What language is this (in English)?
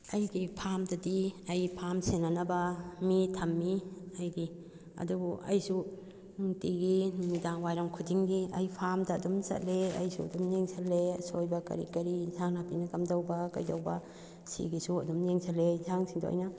Manipuri